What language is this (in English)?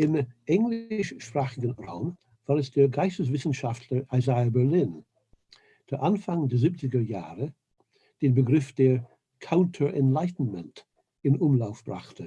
German